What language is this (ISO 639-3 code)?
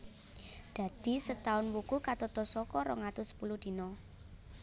jav